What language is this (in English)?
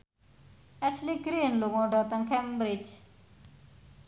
Javanese